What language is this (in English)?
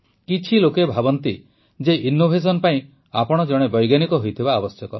Odia